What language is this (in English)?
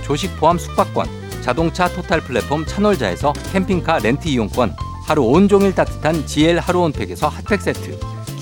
Korean